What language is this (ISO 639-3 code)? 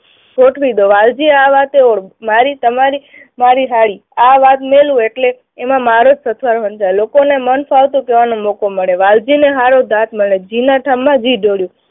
guj